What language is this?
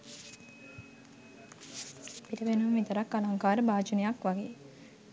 Sinhala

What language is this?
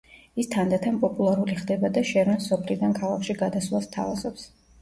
Georgian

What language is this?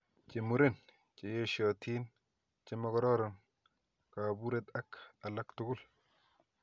Kalenjin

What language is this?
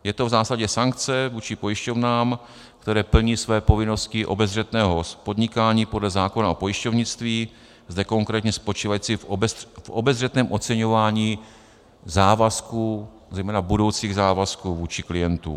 Czech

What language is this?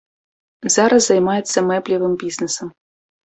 Belarusian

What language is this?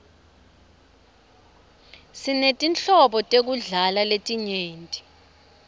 Swati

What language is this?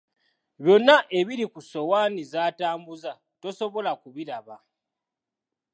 Ganda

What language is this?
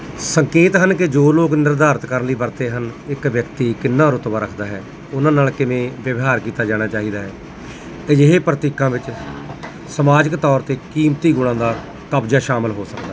Punjabi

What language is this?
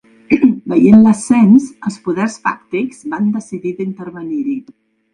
Catalan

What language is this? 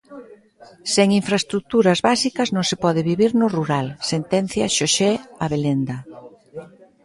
Galician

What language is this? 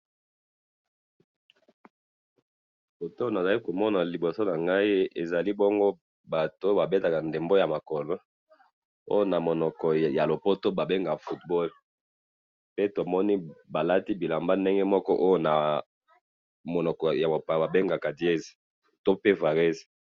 Lingala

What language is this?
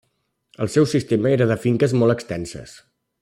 Catalan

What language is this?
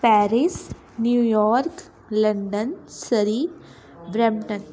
Punjabi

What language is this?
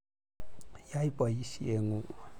Kalenjin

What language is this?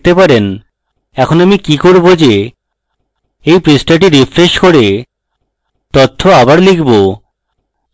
Bangla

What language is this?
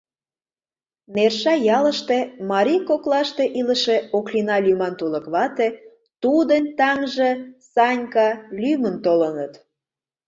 Mari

